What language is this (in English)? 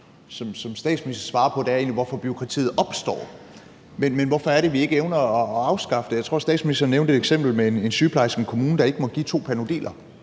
Danish